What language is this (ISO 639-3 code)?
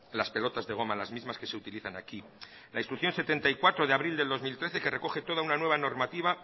spa